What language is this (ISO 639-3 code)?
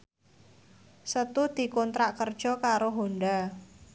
jav